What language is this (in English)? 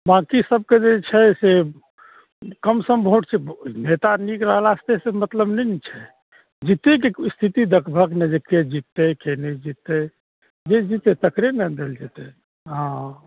Maithili